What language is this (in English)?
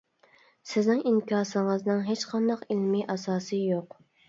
Uyghur